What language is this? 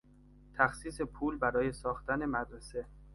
Persian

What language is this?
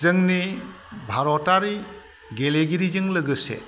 Bodo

